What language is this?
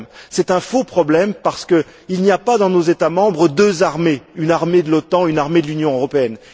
French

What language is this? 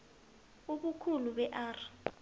South Ndebele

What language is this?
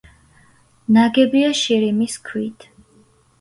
Georgian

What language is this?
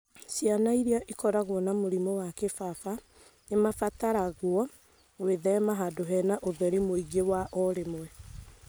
Kikuyu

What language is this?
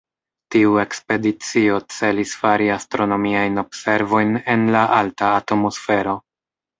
Esperanto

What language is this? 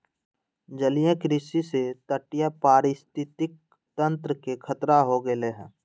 Magahi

